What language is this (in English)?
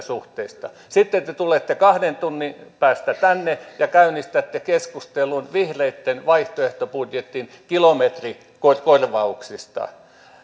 Finnish